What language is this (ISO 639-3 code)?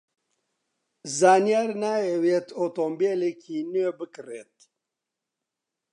ckb